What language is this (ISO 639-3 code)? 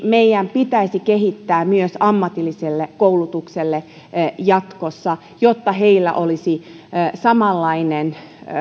fin